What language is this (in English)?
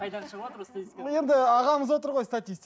Kazakh